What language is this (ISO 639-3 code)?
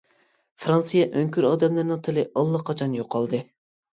uig